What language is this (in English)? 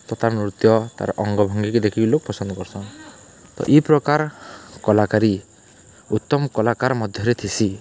Odia